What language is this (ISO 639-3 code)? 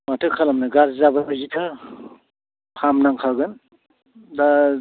brx